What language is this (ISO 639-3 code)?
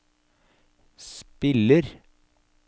nor